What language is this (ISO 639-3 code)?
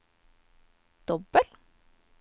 nor